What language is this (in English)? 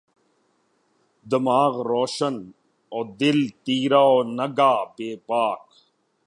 Urdu